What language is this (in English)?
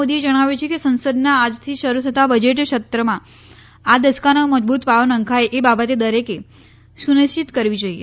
Gujarati